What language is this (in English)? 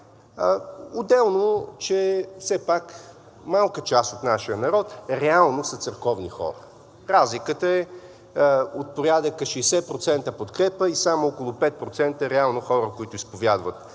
Bulgarian